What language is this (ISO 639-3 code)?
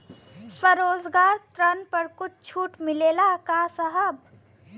bho